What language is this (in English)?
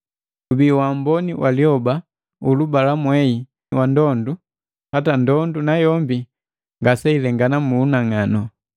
Matengo